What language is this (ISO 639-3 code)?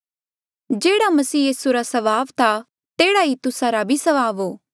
mjl